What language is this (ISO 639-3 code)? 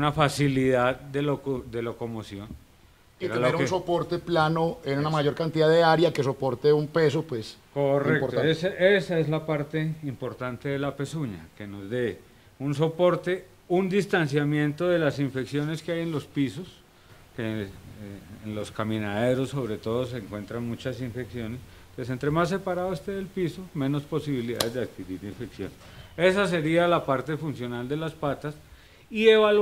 spa